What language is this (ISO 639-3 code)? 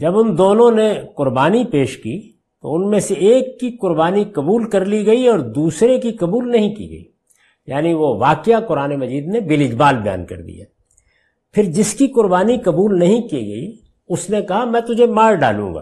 urd